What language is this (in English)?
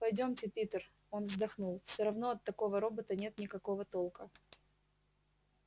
Russian